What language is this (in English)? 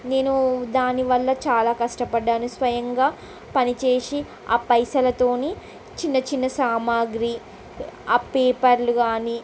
Telugu